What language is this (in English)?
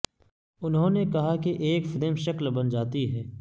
Urdu